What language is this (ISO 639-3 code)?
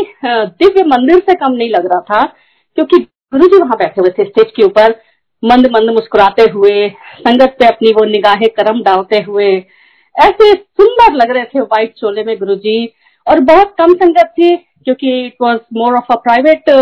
hin